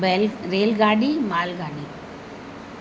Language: Sindhi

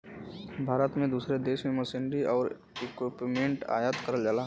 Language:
Bhojpuri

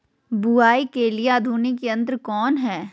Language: Magahi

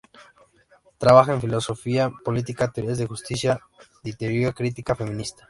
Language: Spanish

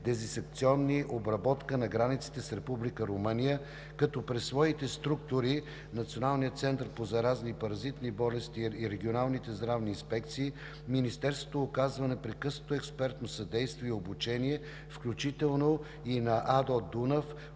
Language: Bulgarian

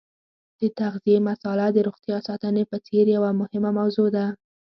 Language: Pashto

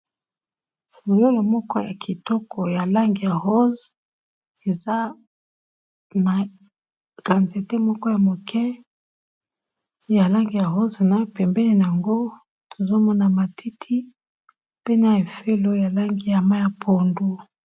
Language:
Lingala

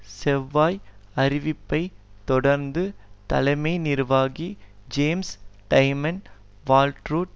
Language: Tamil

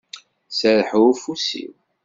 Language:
Kabyle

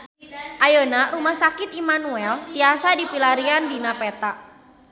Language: Sundanese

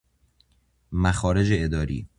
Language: Persian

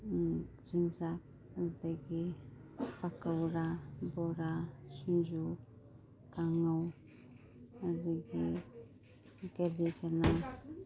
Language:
Manipuri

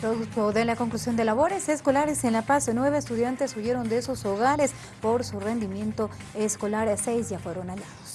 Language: Spanish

